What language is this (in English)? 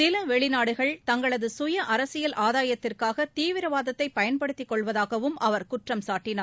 Tamil